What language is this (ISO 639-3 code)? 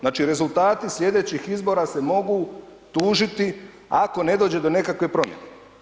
hrv